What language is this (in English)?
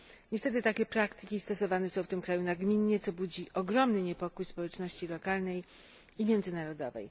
Polish